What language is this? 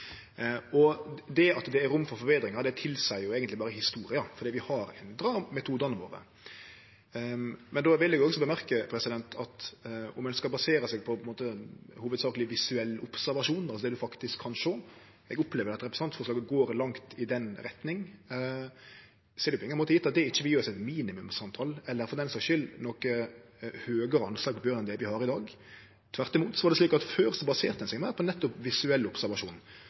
Norwegian Nynorsk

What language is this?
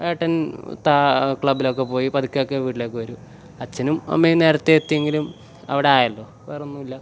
Malayalam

